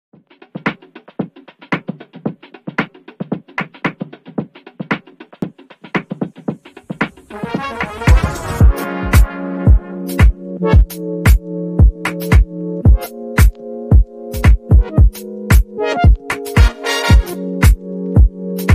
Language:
English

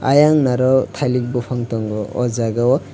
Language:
Kok Borok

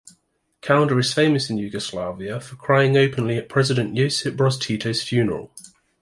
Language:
English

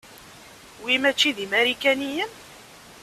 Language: Kabyle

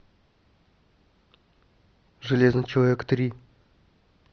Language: Russian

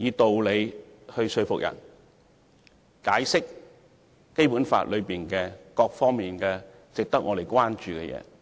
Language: Cantonese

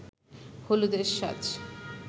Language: Bangla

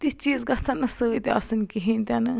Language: Kashmiri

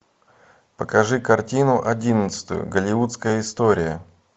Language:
Russian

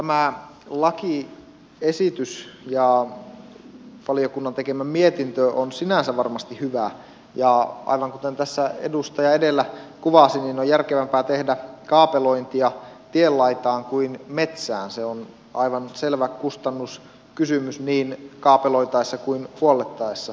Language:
Finnish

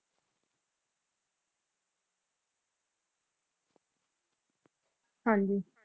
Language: Punjabi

